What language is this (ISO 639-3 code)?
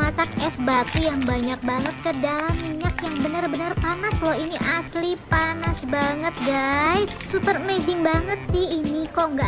ind